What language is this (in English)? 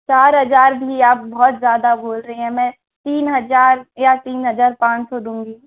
Hindi